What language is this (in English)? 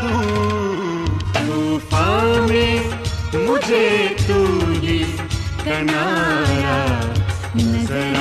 Urdu